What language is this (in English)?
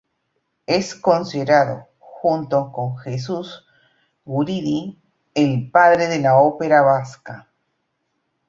Spanish